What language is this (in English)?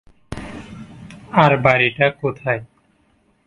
Bangla